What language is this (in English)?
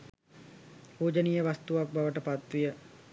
Sinhala